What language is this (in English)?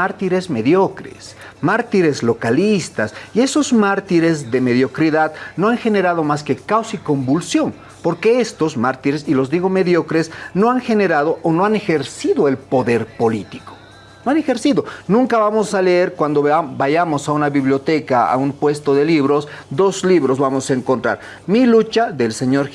Spanish